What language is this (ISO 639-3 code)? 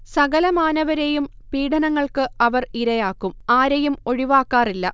mal